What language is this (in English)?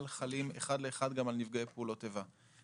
Hebrew